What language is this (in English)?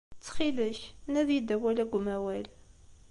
Kabyle